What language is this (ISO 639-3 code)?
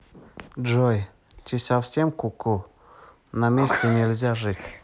rus